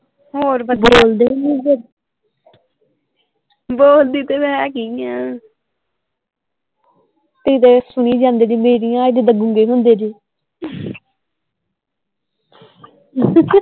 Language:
Punjabi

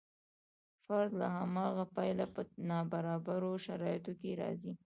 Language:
Pashto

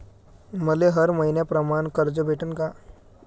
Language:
Marathi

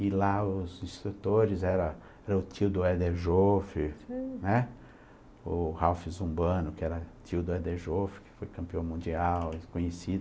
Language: Portuguese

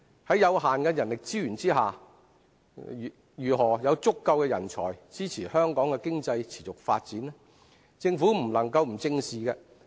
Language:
Cantonese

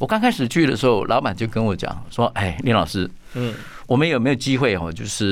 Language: Chinese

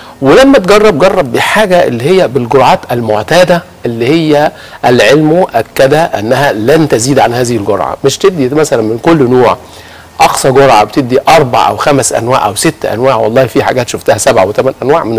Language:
Arabic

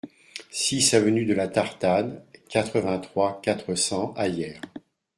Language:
French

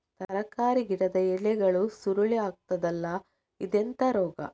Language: Kannada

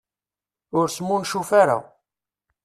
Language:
Kabyle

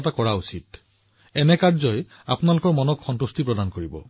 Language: Assamese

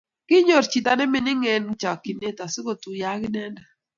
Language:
Kalenjin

